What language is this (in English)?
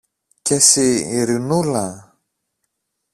Greek